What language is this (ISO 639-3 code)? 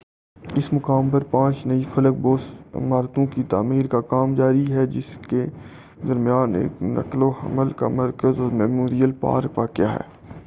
urd